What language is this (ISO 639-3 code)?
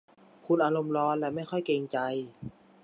tha